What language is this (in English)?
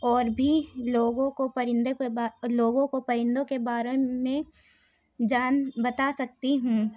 Urdu